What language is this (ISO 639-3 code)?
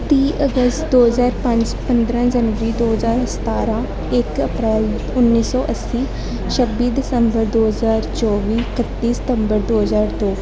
pan